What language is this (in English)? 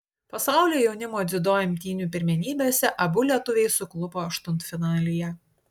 Lithuanian